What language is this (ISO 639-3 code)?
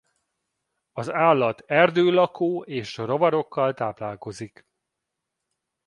hun